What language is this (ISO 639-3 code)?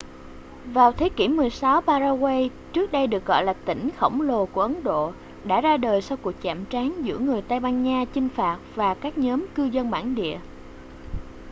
vie